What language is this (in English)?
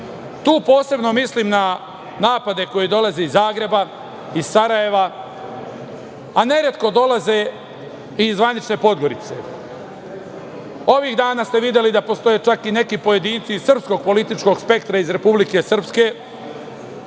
Serbian